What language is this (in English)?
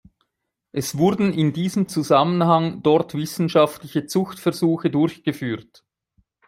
German